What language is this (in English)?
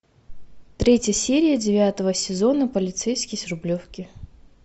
Russian